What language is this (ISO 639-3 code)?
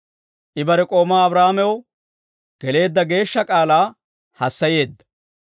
dwr